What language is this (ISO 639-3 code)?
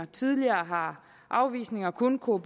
dan